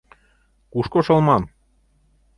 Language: Mari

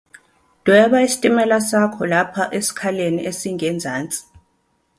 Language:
Zulu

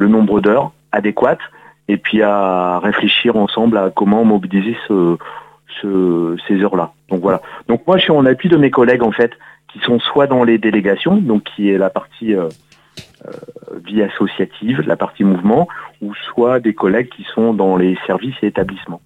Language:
French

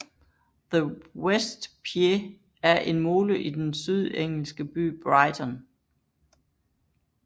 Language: Danish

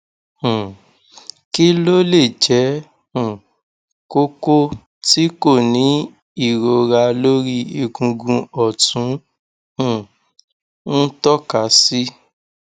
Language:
Yoruba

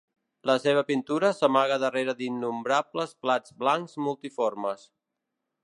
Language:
Catalan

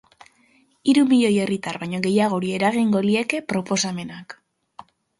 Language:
Basque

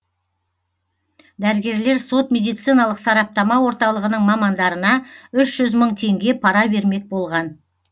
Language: Kazakh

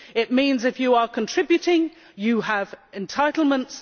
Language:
English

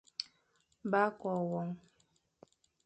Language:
Fang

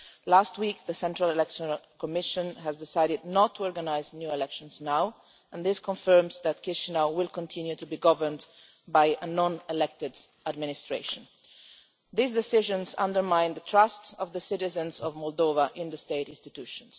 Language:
English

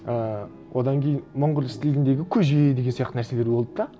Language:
Kazakh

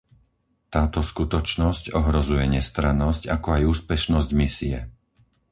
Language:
Slovak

